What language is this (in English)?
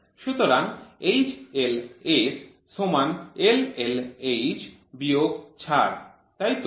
Bangla